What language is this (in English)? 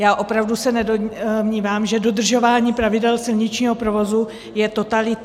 Czech